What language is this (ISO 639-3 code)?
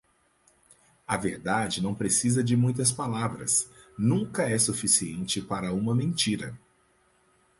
por